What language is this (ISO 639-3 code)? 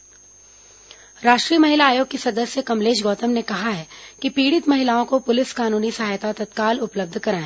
hin